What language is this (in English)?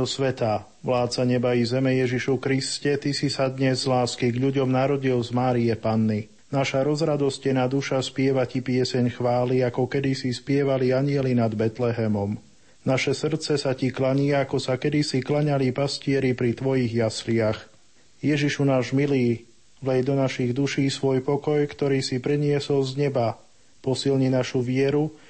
Slovak